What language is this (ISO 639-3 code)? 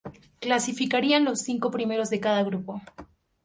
spa